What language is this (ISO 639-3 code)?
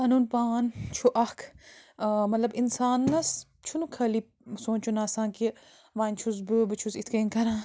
kas